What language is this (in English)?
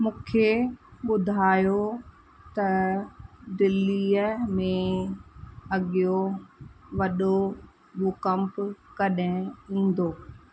Sindhi